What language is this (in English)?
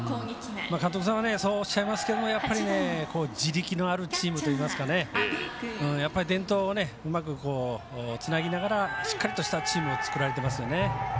Japanese